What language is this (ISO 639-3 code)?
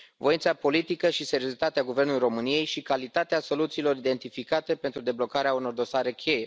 ron